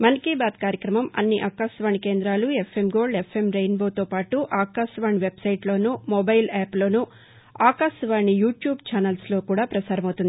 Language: Telugu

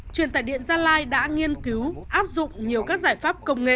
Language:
Vietnamese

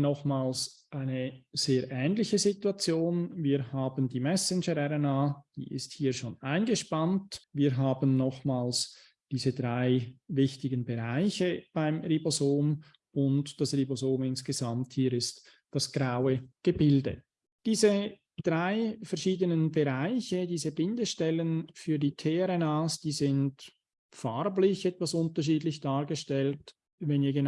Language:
German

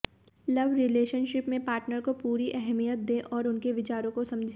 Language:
Hindi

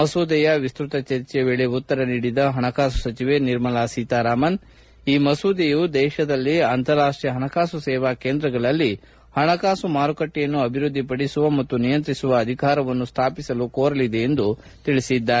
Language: Kannada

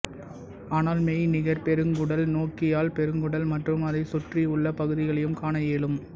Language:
Tamil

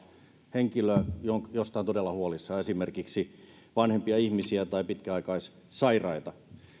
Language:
Finnish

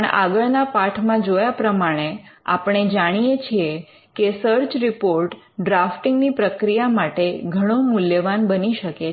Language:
Gujarati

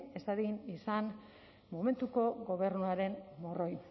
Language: Basque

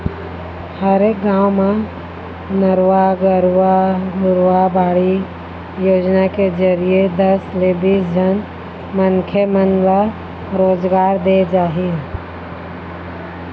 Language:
Chhattisgarhi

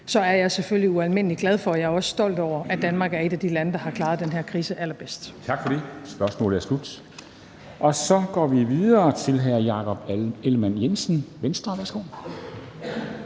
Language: Danish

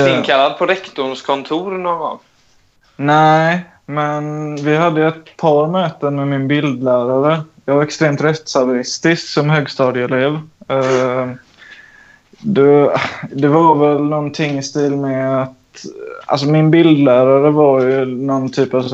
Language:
Swedish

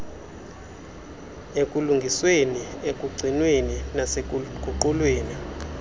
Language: Xhosa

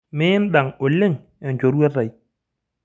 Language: Masai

